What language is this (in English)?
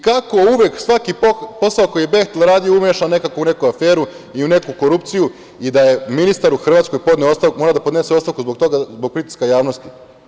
Serbian